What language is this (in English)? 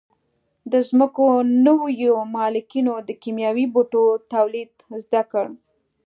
Pashto